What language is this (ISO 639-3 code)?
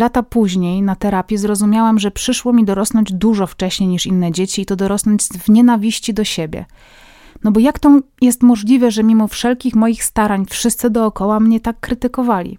pol